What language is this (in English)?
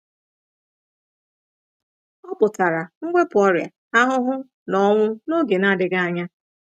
Igbo